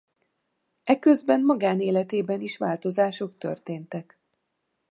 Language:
Hungarian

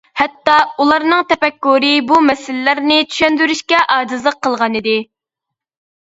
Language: Uyghur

